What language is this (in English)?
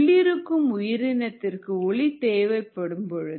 Tamil